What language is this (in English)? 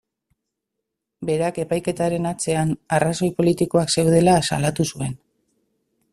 Basque